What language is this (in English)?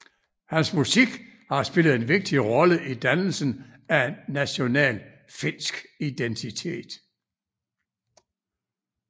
Danish